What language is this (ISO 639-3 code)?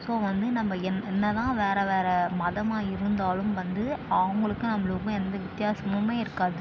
tam